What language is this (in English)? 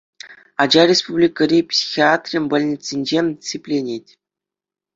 Chuvash